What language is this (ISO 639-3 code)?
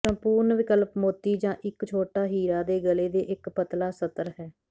pan